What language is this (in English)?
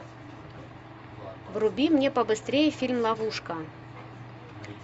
Russian